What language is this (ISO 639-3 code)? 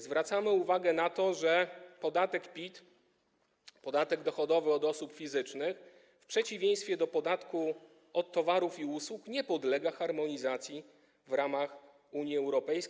pol